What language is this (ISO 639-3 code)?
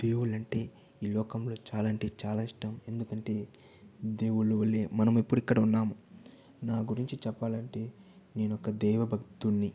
tel